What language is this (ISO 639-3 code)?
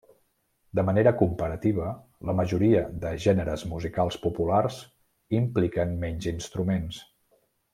cat